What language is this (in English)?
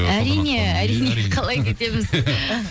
Kazakh